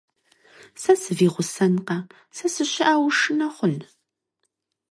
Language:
Kabardian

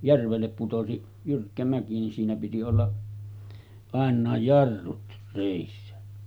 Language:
Finnish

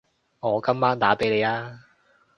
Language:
Cantonese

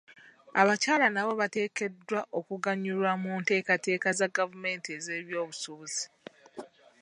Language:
Ganda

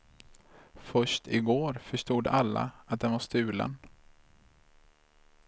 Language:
Swedish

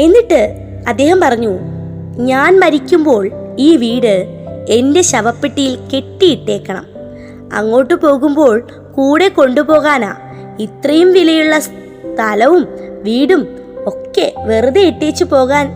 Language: Malayalam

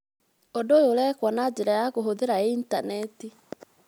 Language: Kikuyu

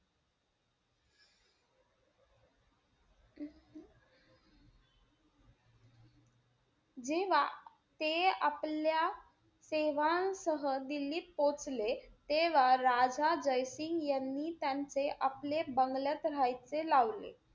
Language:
Marathi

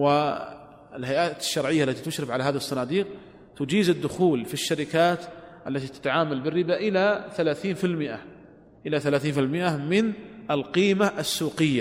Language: Arabic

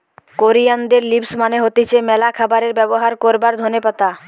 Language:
Bangla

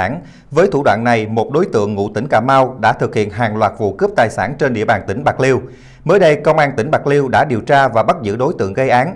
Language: Vietnamese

